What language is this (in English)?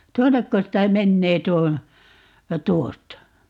Finnish